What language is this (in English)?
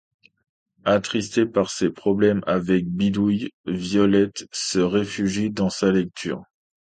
French